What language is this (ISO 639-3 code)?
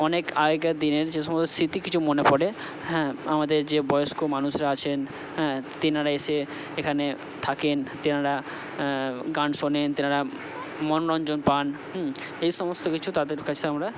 ben